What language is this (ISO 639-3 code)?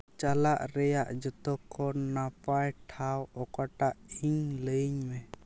sat